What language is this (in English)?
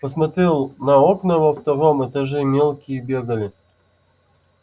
Russian